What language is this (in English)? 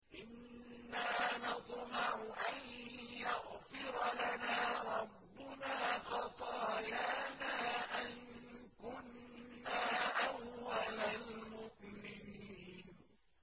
Arabic